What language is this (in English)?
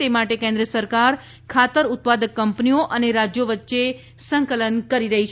Gujarati